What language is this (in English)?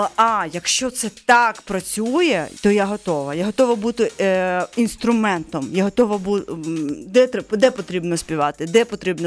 Ukrainian